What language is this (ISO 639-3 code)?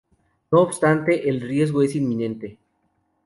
spa